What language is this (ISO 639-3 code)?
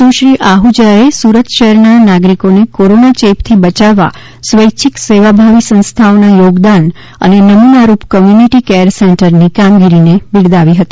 guj